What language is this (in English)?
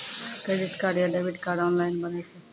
Maithili